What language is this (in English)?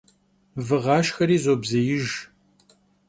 Kabardian